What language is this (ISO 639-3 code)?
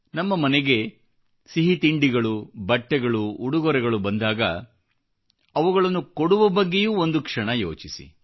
kan